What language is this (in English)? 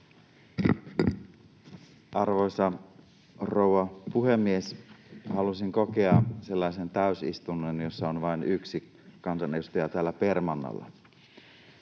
Finnish